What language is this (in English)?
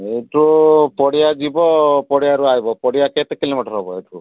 Odia